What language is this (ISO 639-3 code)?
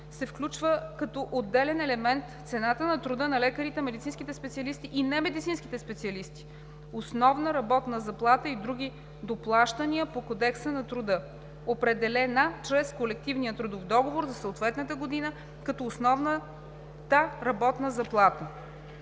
bul